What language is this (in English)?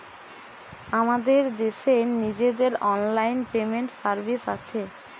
Bangla